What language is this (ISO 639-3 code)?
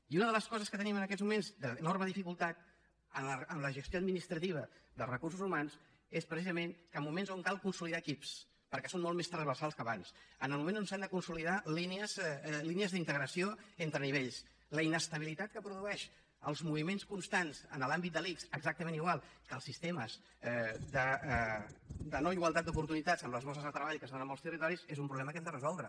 cat